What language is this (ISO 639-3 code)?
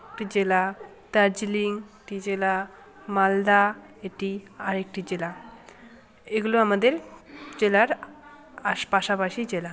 ben